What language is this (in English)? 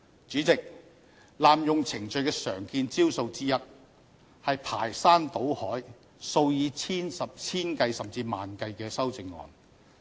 Cantonese